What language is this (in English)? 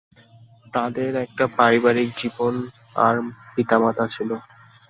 Bangla